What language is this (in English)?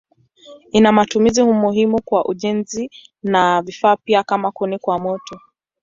Swahili